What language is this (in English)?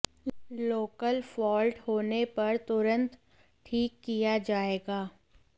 Hindi